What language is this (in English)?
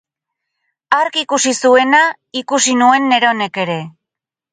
Basque